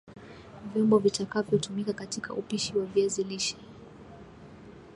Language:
Swahili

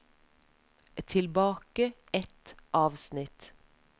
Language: Norwegian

